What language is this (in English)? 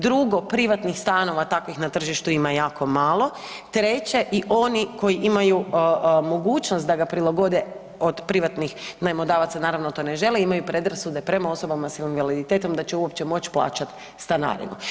Croatian